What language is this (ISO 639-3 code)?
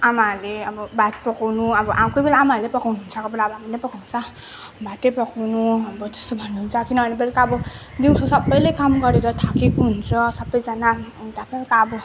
nep